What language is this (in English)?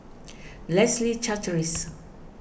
English